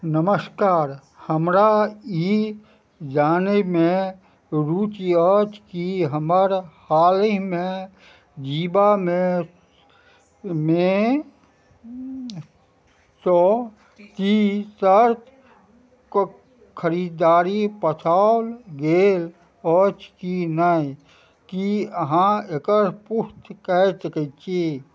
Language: Maithili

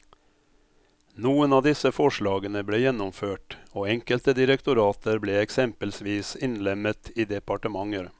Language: Norwegian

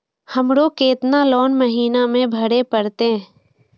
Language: Maithili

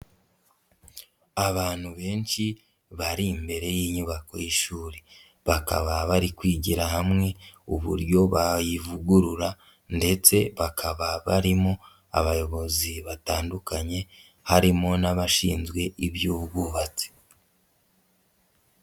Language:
Kinyarwanda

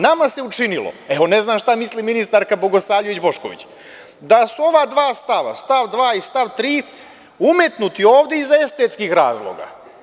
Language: Serbian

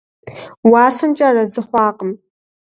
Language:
Kabardian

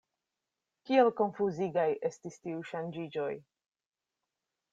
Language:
Esperanto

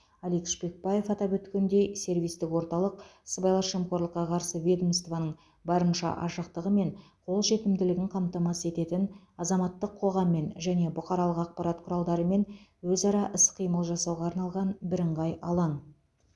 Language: Kazakh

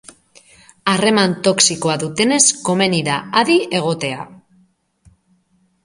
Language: Basque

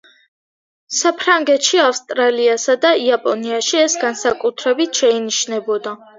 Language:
Georgian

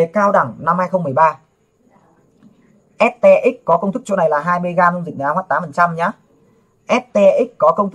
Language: Vietnamese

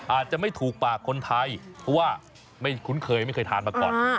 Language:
Thai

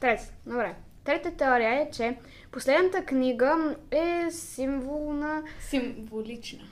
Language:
Bulgarian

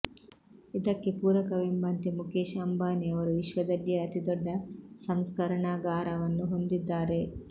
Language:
Kannada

